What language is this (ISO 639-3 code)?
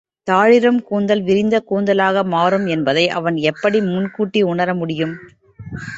tam